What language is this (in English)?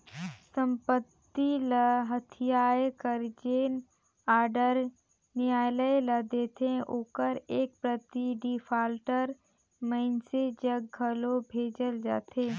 Chhattisgarhi